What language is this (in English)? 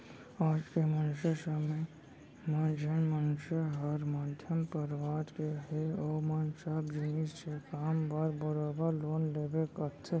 Chhattisgarhi